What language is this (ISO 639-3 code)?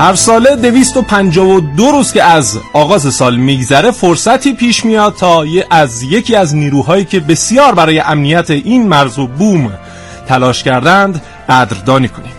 fas